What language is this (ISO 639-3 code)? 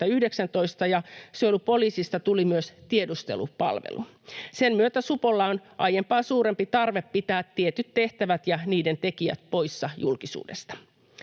fin